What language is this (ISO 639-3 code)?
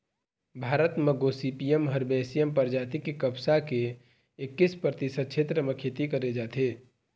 hne